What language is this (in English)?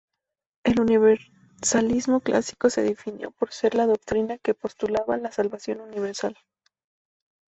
Spanish